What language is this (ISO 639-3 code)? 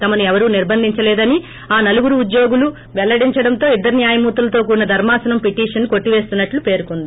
tel